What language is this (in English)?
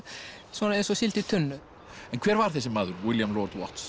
Icelandic